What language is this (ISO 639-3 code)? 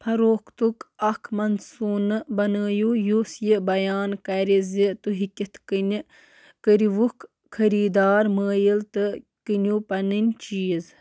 kas